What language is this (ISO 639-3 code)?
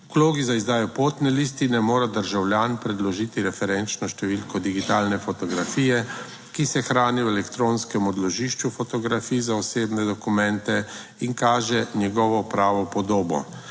slv